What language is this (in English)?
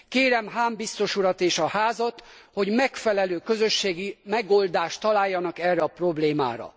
Hungarian